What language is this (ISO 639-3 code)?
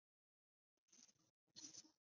zho